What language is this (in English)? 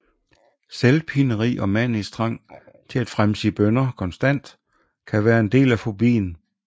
Danish